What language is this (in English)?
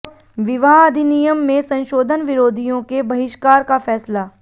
Hindi